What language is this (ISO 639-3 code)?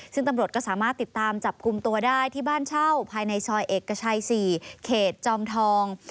tha